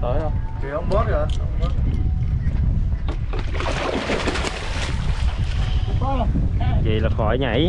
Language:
Vietnamese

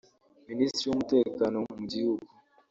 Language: Kinyarwanda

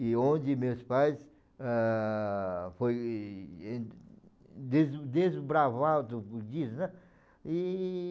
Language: Portuguese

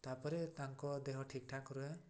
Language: Odia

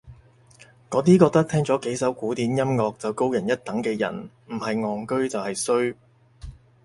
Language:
Cantonese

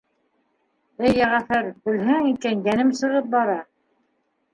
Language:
Bashkir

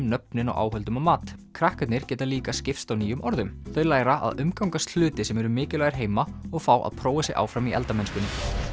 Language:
Icelandic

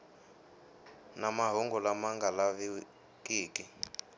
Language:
Tsonga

